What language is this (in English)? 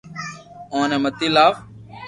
Loarki